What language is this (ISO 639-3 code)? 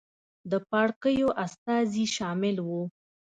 pus